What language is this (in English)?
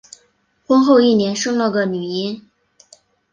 Chinese